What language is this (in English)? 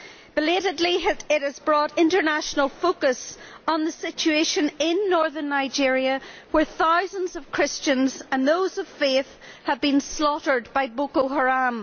English